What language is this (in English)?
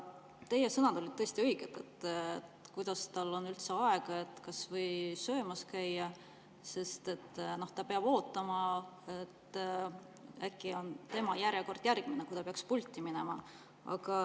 Estonian